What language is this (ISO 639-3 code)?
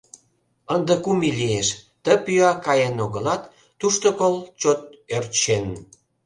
chm